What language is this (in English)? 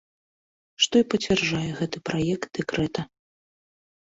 Belarusian